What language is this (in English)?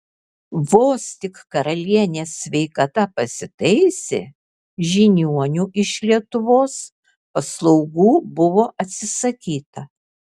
Lithuanian